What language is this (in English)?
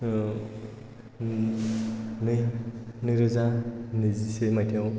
Bodo